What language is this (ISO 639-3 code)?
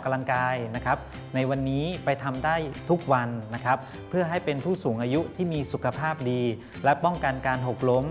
tha